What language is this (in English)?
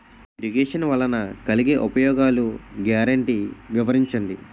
Telugu